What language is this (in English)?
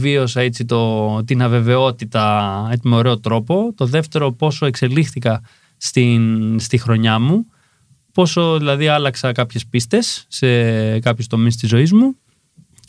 Greek